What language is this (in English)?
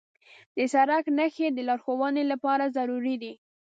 Pashto